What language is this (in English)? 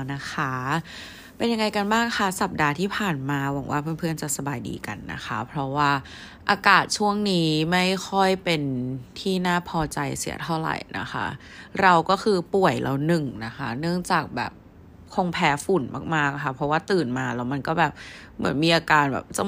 Thai